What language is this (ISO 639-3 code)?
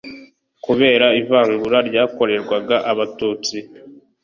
kin